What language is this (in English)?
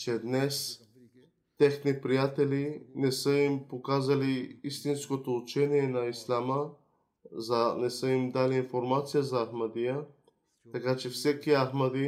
Bulgarian